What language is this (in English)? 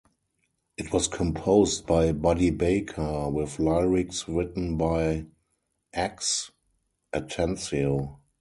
English